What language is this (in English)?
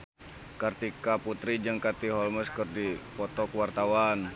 Sundanese